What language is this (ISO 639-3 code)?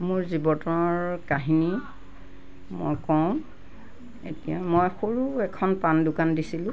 asm